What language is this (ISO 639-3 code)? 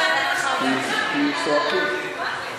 heb